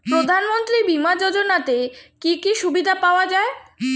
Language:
Bangla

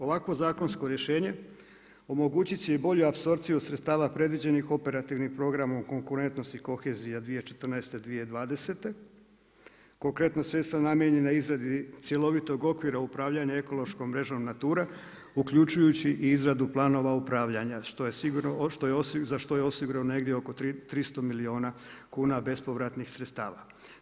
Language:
Croatian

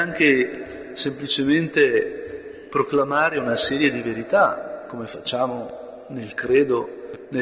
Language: Italian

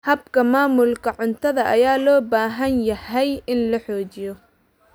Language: Somali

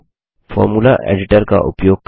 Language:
Hindi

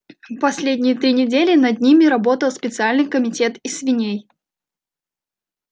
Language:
Russian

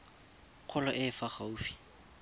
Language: Tswana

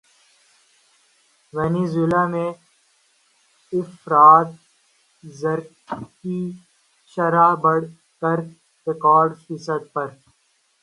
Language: Urdu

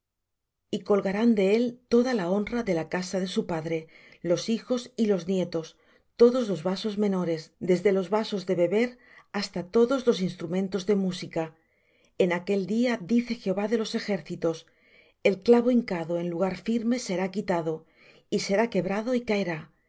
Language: Spanish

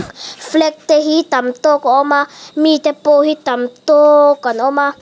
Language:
Mizo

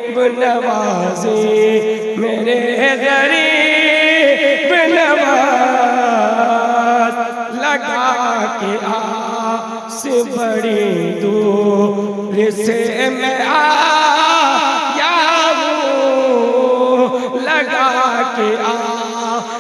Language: Arabic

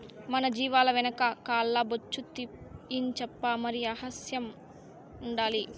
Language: Telugu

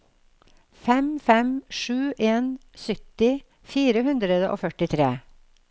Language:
Norwegian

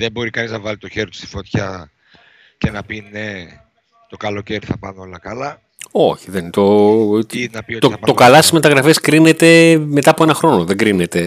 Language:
Greek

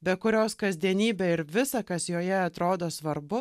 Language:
Lithuanian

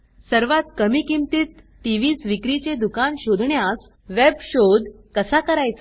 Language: Marathi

